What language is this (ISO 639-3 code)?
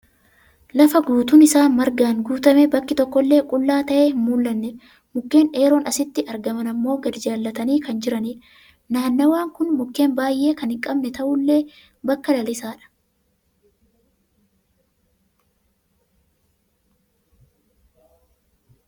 orm